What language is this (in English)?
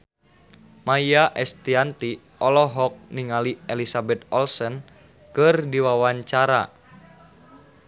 Sundanese